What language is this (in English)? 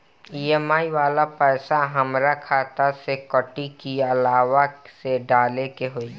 Bhojpuri